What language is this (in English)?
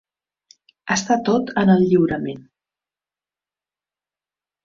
Catalan